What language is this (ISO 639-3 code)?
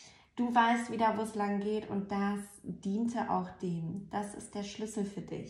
deu